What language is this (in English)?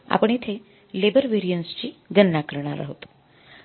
Marathi